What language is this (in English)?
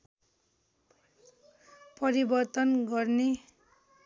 Nepali